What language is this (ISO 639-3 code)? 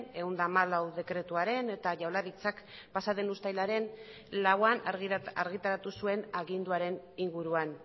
eus